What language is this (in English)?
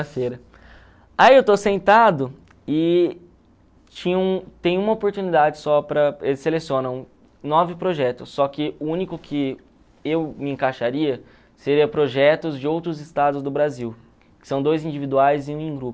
Portuguese